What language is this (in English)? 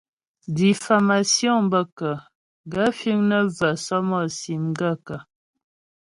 Ghomala